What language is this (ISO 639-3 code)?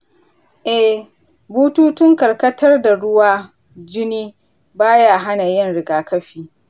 hau